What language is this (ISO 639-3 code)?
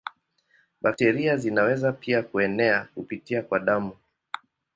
swa